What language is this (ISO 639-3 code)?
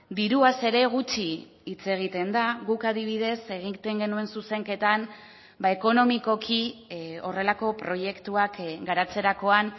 eus